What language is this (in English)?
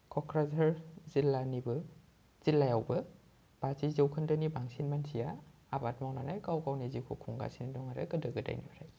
Bodo